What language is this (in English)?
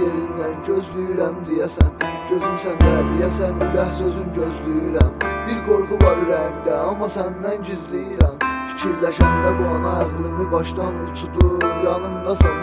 Persian